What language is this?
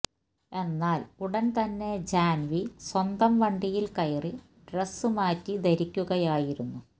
Malayalam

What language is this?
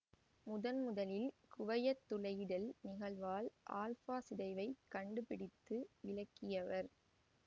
Tamil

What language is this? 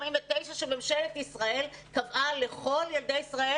Hebrew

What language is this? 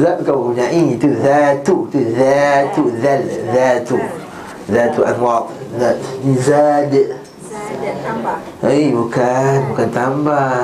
Malay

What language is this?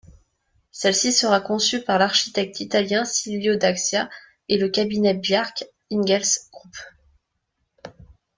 French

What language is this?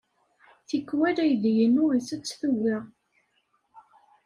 Kabyle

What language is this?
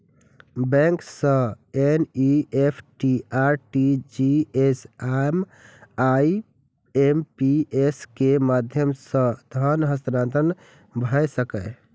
Maithili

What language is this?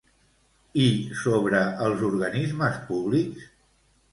Catalan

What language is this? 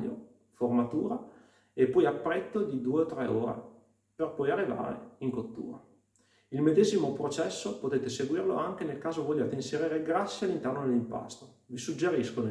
Italian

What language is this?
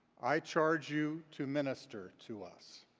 English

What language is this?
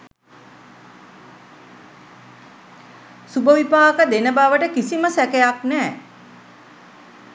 Sinhala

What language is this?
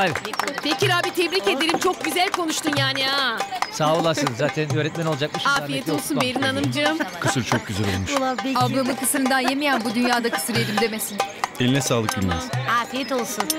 Turkish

